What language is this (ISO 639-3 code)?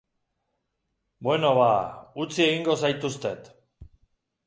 eus